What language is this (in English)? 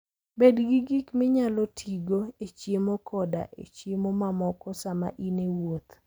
Luo (Kenya and Tanzania)